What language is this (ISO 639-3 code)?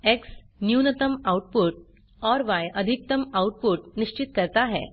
hin